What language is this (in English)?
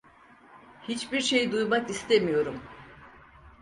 Turkish